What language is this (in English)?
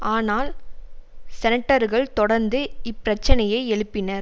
Tamil